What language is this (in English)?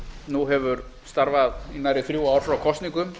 Icelandic